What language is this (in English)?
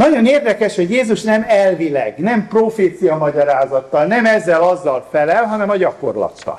Hungarian